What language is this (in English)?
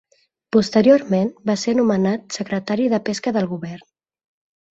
Catalan